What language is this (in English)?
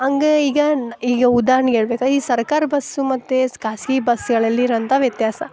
Kannada